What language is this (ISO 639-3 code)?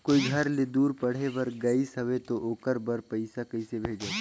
hne